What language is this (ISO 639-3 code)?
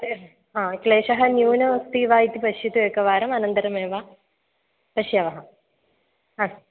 san